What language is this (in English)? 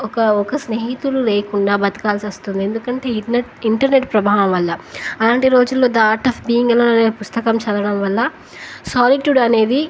Telugu